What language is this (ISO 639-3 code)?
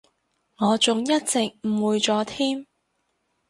yue